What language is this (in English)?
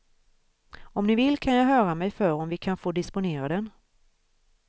Swedish